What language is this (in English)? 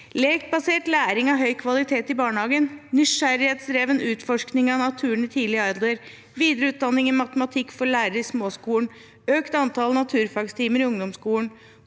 Norwegian